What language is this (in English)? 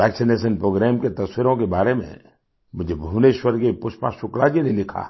Hindi